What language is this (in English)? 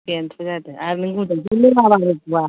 Bodo